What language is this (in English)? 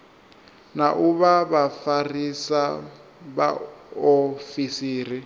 Venda